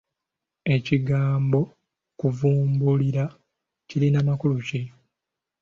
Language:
Ganda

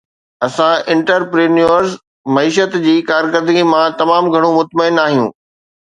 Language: Sindhi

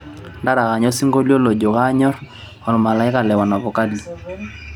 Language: Masai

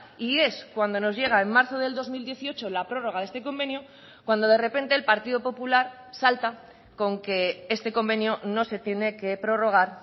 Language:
Spanish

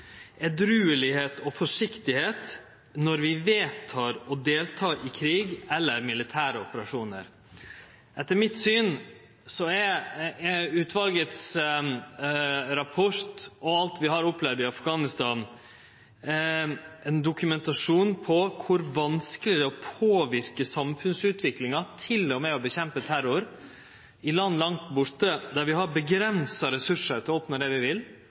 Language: Norwegian Nynorsk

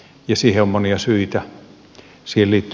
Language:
Finnish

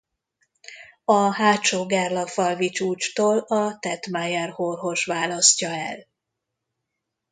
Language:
Hungarian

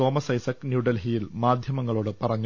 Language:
Malayalam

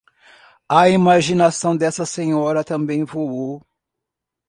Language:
Portuguese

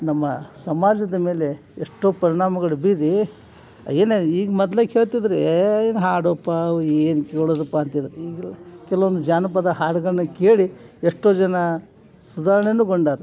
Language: Kannada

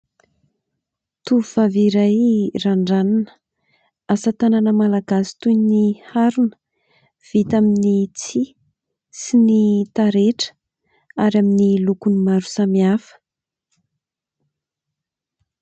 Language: Malagasy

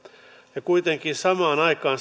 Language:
Finnish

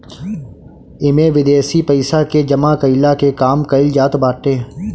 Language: Bhojpuri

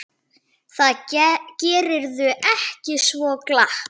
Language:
Icelandic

